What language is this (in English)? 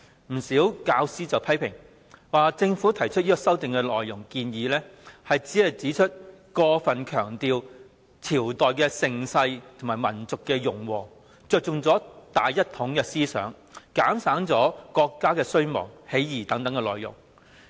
Cantonese